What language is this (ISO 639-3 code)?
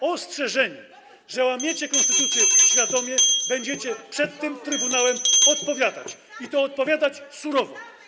pol